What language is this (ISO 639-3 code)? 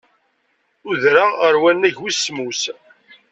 kab